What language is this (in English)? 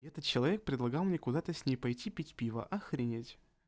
Russian